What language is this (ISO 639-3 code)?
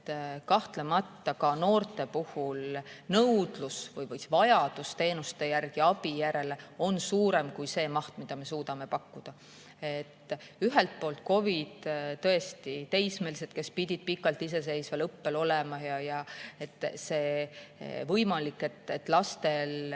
est